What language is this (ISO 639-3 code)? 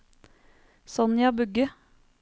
nor